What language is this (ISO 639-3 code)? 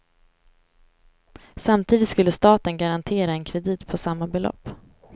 swe